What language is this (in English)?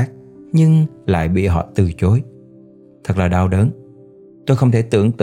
Vietnamese